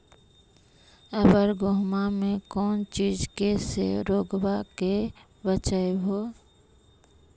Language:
Magahi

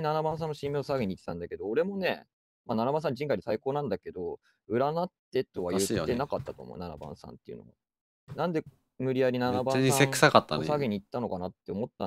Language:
Japanese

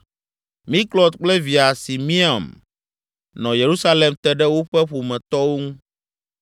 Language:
Ewe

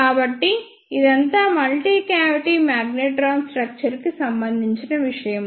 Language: Telugu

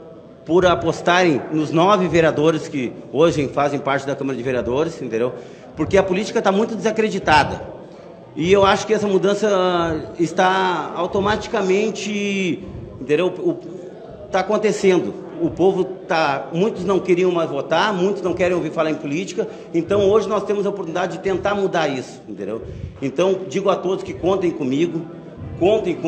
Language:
Portuguese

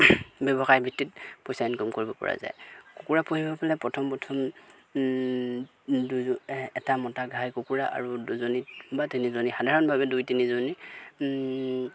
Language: Assamese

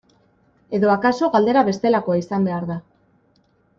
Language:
Basque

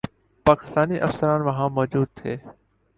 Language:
Urdu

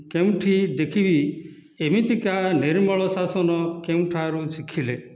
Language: Odia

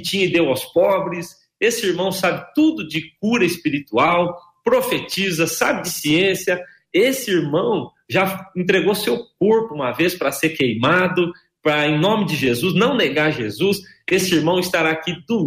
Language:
Portuguese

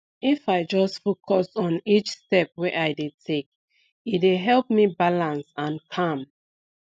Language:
Nigerian Pidgin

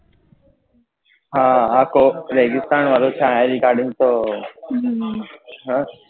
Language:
Gujarati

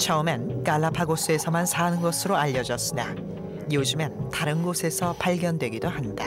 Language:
Korean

